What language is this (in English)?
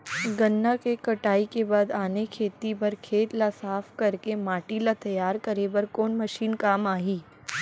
Chhattisgarhi